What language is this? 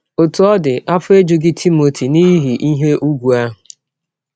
Igbo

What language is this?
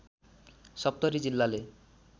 Nepali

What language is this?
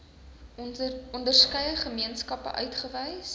Afrikaans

